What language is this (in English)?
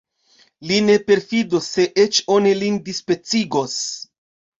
Esperanto